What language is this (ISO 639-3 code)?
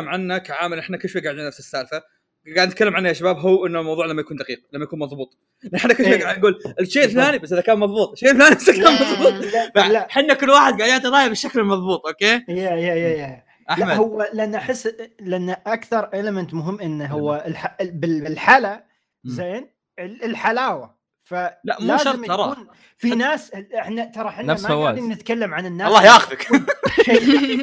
ara